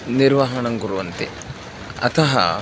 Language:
Sanskrit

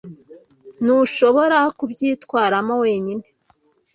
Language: Kinyarwanda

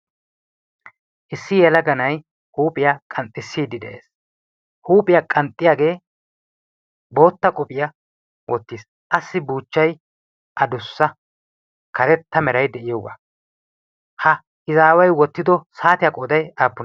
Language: Wolaytta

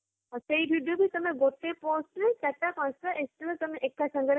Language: Odia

